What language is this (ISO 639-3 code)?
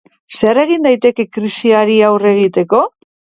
eus